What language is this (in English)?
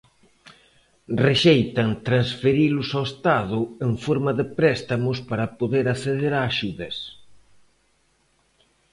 Galician